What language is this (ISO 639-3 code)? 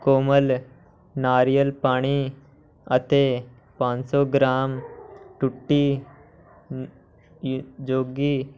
pan